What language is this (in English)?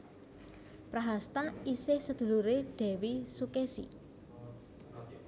Javanese